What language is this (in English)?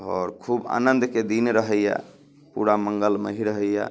Maithili